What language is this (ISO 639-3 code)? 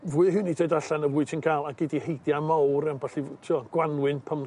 cym